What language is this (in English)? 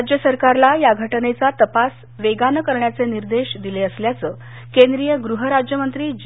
Marathi